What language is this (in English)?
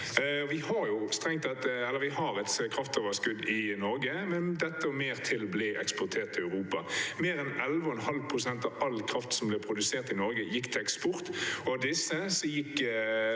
Norwegian